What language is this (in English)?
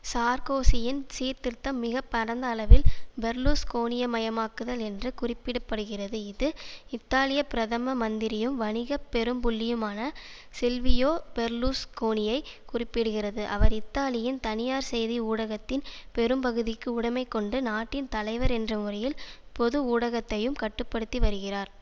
Tamil